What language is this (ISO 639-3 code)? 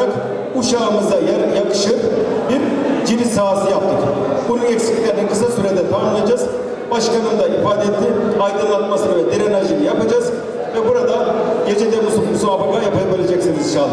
tur